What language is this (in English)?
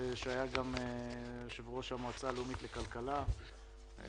Hebrew